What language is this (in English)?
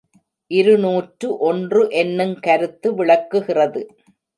Tamil